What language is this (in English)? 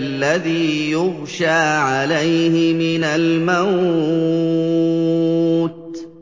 Arabic